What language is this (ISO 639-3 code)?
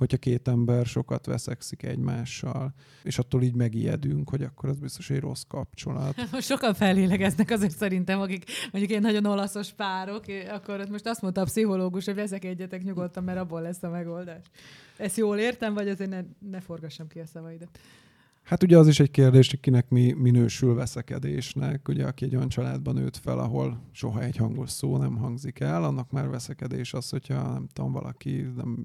hun